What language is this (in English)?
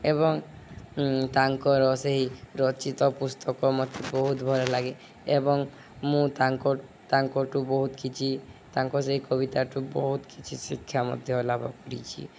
Odia